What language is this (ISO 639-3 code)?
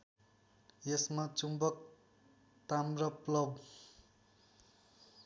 nep